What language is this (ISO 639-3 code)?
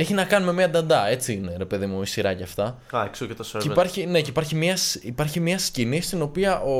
ell